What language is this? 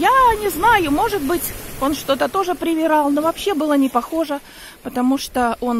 Russian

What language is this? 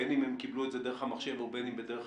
Hebrew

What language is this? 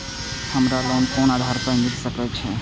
Maithili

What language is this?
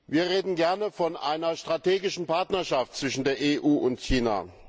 German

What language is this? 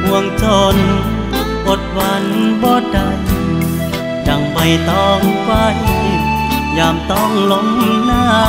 Thai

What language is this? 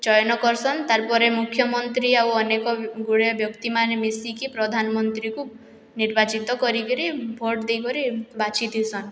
Odia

